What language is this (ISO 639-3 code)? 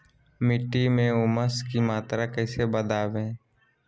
mag